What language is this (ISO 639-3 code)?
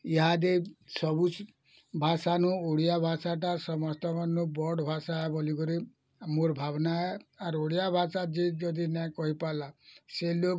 ori